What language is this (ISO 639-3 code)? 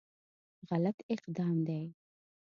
pus